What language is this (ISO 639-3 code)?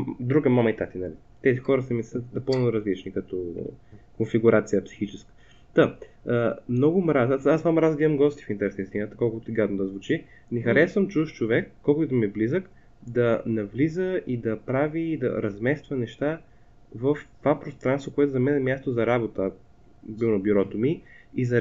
bul